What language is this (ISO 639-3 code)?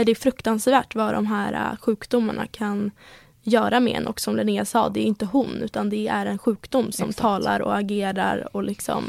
swe